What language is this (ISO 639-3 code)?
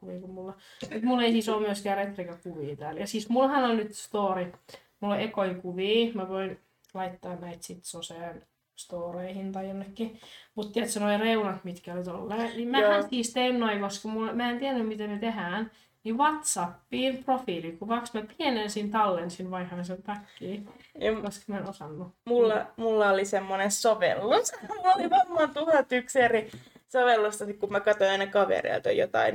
fin